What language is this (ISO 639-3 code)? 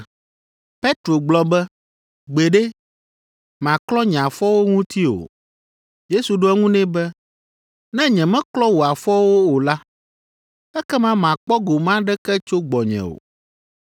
ewe